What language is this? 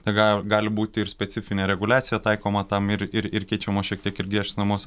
Lithuanian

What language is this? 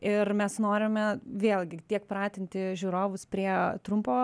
Lithuanian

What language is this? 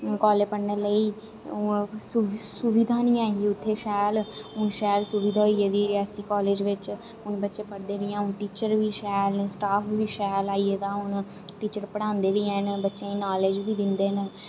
Dogri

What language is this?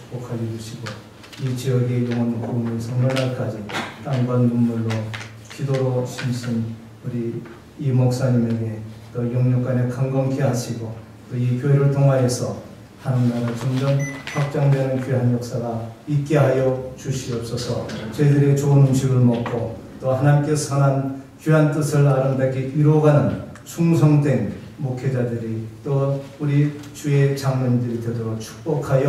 Korean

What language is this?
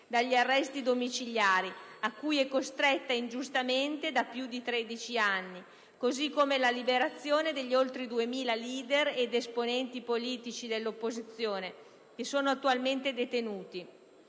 Italian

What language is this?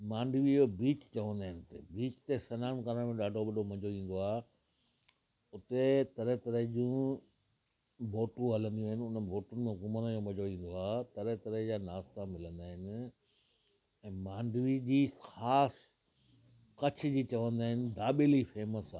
Sindhi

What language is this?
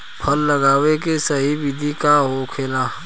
Bhojpuri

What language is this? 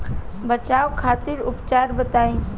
Bhojpuri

